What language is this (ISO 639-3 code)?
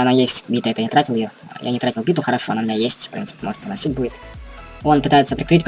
rus